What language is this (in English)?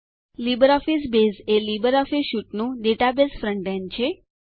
Gujarati